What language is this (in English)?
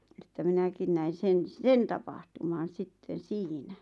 Finnish